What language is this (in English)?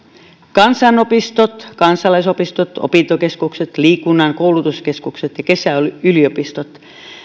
Finnish